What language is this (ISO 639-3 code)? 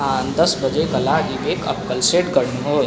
nep